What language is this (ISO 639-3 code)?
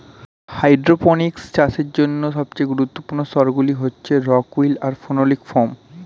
ben